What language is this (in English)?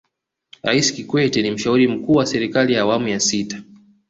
Swahili